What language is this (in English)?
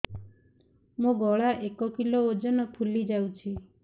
Odia